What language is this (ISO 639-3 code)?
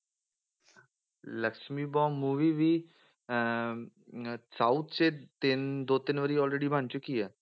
pan